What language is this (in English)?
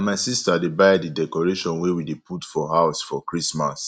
Nigerian Pidgin